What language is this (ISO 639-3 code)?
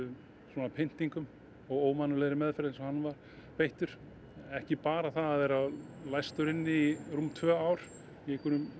isl